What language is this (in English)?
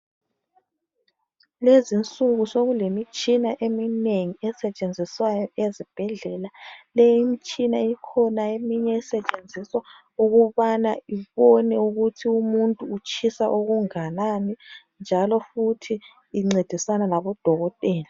North Ndebele